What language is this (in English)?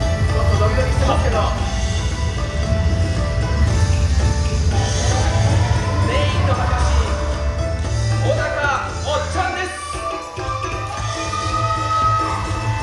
Japanese